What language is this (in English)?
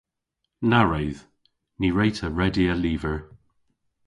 Cornish